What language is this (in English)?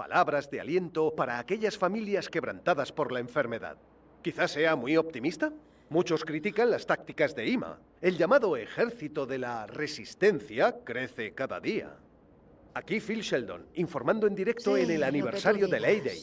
Spanish